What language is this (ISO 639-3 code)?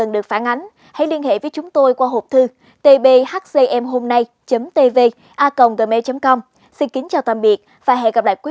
vie